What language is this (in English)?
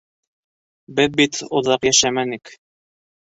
Bashkir